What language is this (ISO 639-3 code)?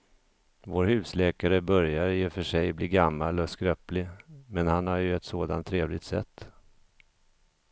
swe